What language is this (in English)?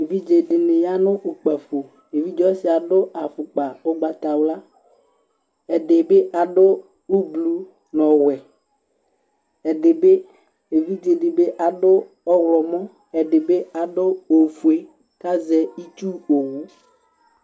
Ikposo